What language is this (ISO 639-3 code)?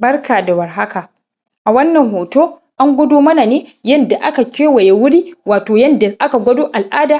hau